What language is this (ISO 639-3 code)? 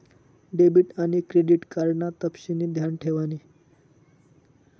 mar